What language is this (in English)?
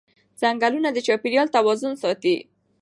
Pashto